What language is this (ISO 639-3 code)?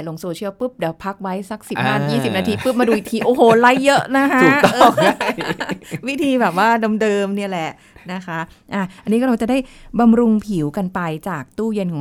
tha